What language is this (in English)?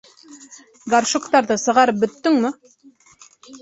Bashkir